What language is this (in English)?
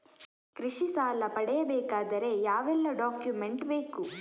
Kannada